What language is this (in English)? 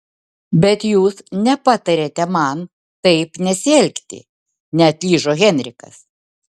Lithuanian